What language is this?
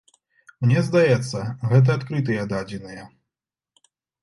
Belarusian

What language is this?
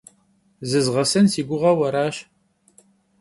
Kabardian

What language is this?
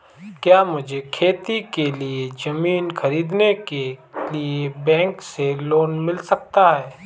Hindi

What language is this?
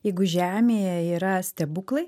Lithuanian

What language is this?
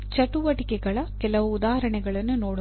Kannada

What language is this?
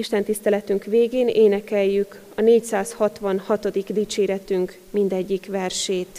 Hungarian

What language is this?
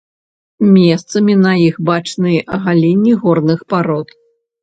Belarusian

